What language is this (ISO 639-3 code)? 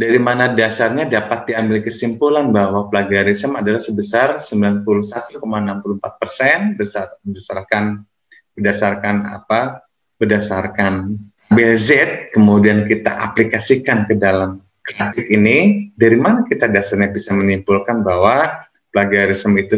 ind